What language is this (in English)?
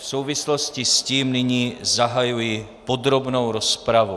Czech